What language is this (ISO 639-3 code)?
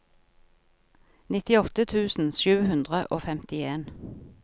nor